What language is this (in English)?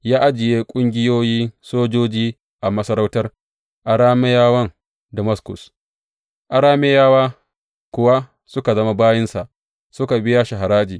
Hausa